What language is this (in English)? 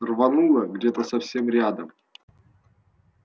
Russian